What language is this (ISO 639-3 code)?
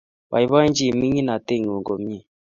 kln